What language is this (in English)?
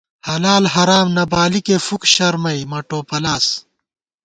Gawar-Bati